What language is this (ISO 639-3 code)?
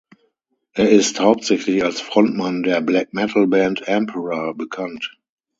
deu